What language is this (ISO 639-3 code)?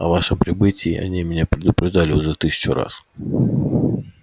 rus